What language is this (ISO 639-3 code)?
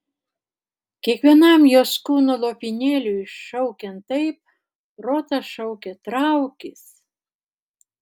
lit